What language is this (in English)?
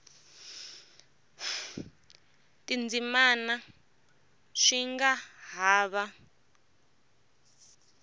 Tsonga